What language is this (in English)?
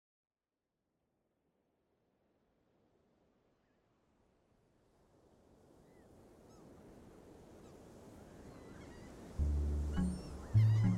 Persian